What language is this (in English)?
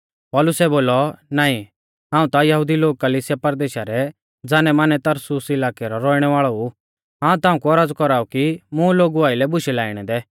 Mahasu Pahari